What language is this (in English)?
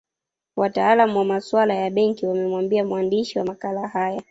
Swahili